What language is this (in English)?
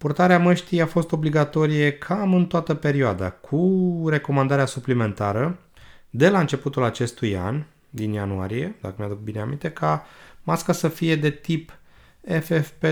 Romanian